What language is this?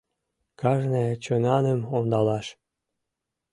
Mari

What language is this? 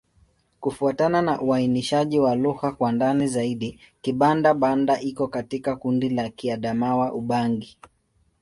Swahili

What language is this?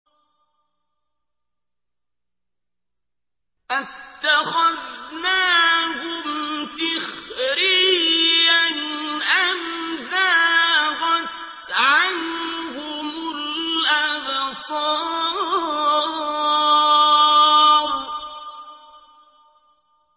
Arabic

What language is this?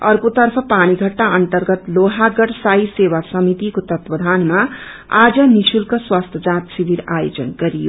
Nepali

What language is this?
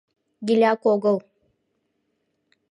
Mari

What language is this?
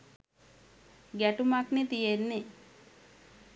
Sinhala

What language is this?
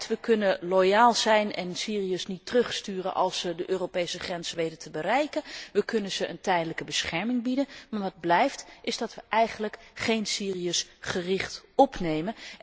Dutch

